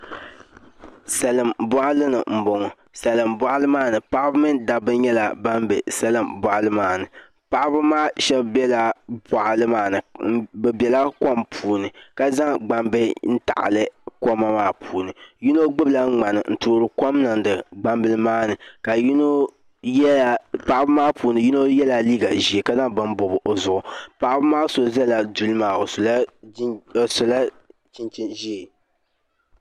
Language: Dagbani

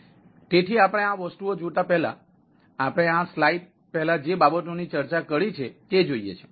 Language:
Gujarati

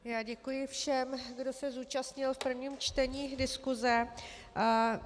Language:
Czech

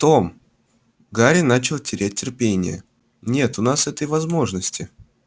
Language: Russian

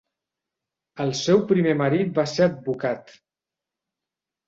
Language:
Catalan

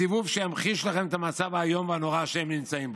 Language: Hebrew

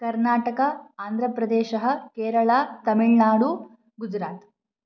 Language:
Sanskrit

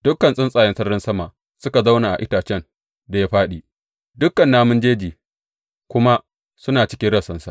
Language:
Hausa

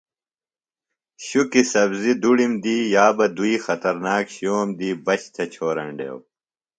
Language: Phalura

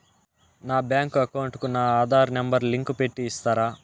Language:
Telugu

